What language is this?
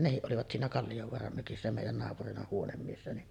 Finnish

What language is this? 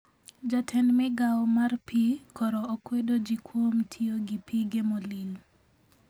Luo (Kenya and Tanzania)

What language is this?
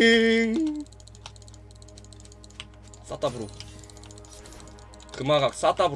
Korean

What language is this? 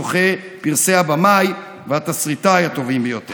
Hebrew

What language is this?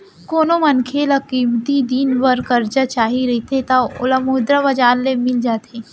Chhattisgarhi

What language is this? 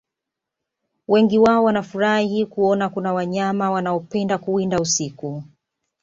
Swahili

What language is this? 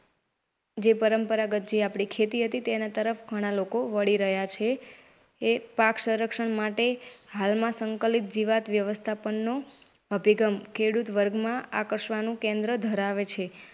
Gujarati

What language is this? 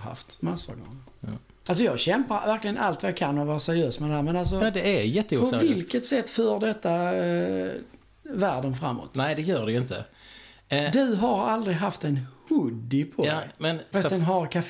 Swedish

